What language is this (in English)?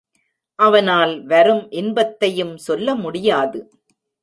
Tamil